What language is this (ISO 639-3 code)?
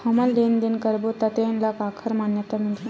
hne